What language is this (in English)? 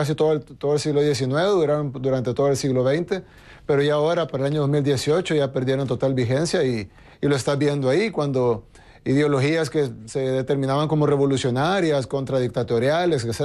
Spanish